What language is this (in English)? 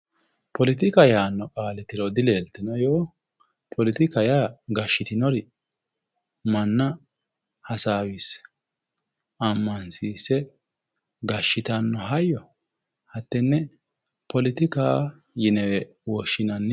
Sidamo